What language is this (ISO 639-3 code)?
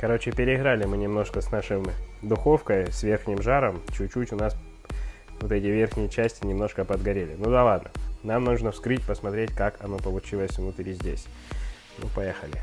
rus